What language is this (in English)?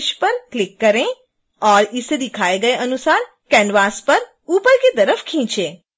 Hindi